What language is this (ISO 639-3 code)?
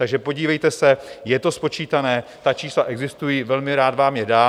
ces